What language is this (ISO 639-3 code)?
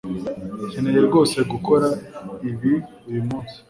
kin